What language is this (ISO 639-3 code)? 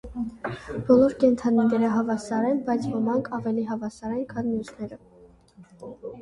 hye